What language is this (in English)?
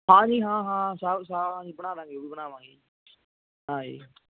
Punjabi